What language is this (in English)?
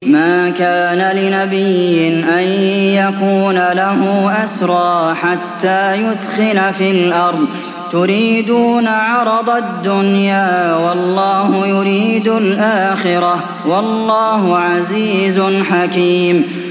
Arabic